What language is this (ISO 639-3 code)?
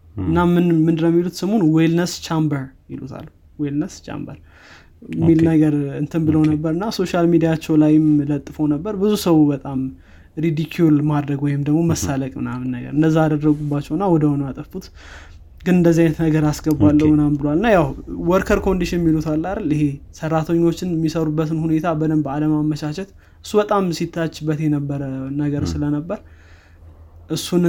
amh